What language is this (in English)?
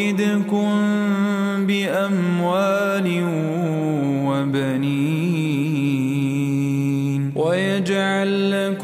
Arabic